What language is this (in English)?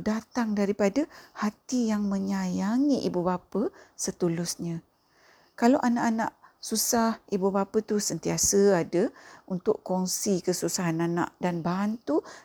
Malay